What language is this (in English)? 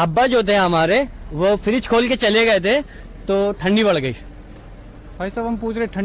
Hindi